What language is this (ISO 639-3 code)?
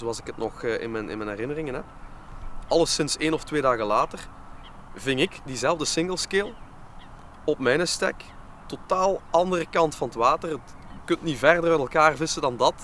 nld